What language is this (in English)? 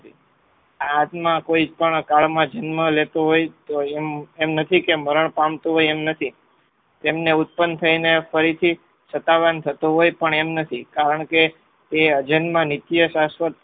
Gujarati